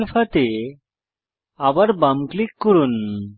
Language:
Bangla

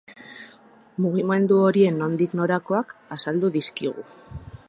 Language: Basque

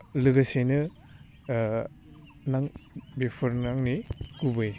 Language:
Bodo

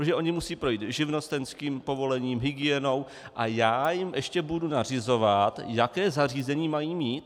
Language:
Czech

